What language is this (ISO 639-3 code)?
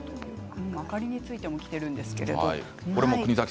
jpn